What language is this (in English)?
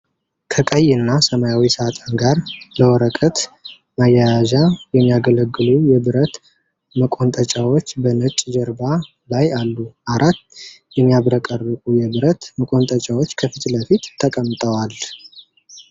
Amharic